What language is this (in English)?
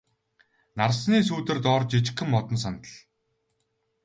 Mongolian